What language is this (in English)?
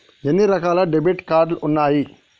Telugu